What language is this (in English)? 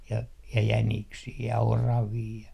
Finnish